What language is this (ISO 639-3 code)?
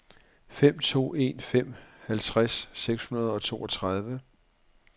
dan